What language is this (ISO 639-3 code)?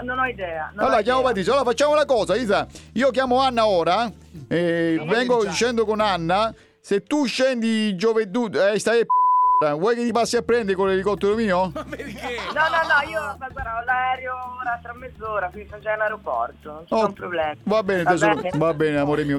ita